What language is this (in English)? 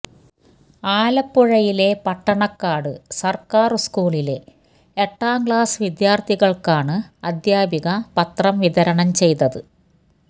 Malayalam